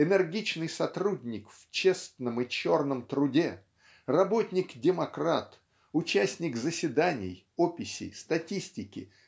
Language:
Russian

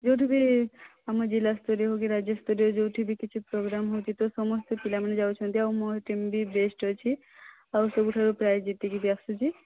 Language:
Odia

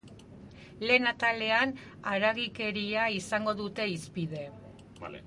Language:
Basque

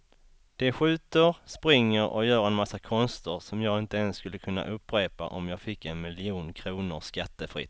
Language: Swedish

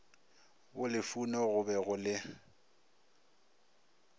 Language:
Northern Sotho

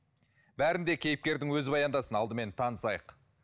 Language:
Kazakh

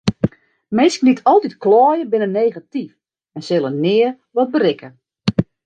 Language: Western Frisian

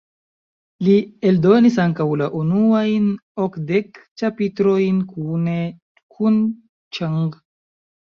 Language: Esperanto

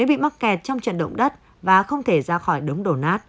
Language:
Vietnamese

